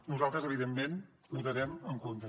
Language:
Catalan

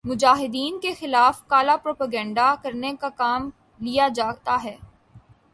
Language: Urdu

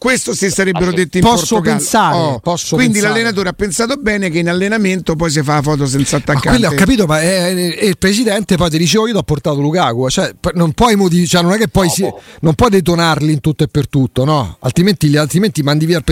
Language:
Italian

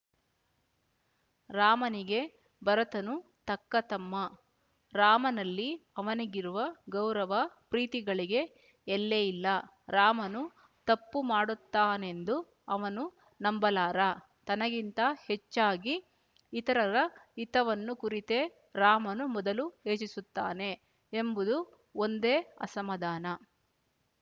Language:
Kannada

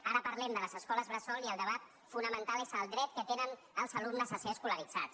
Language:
Catalan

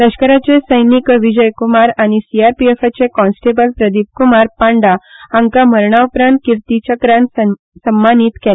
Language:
Konkani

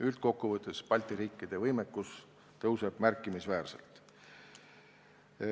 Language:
Estonian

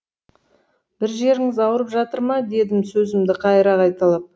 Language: Kazakh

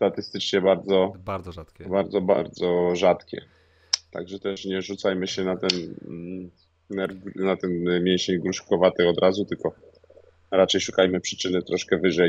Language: Polish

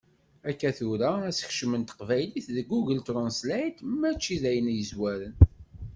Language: Kabyle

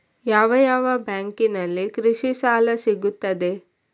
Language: Kannada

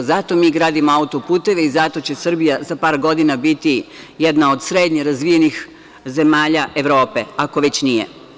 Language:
Serbian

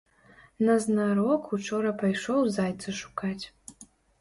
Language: Belarusian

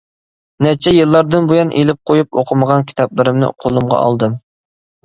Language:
Uyghur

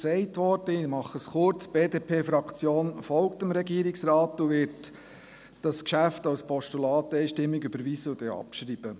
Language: Swiss German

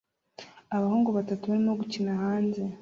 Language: Kinyarwanda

